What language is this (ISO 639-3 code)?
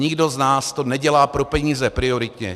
ces